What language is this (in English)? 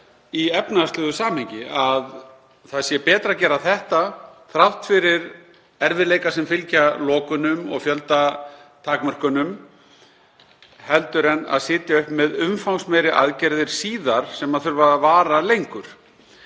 Icelandic